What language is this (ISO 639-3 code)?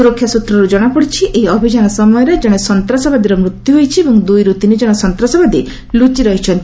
ori